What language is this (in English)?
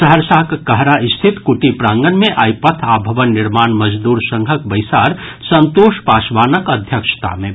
Maithili